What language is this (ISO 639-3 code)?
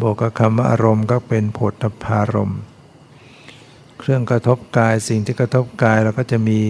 tha